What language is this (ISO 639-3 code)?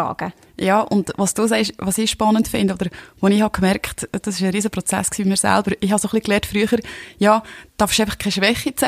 deu